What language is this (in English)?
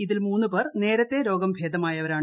Malayalam